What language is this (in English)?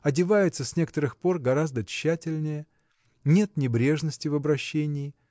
Russian